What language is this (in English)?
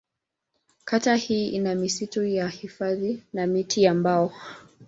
Swahili